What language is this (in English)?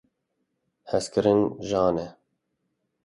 Kurdish